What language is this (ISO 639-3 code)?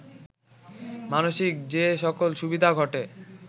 ben